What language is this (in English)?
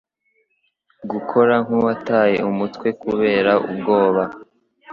Kinyarwanda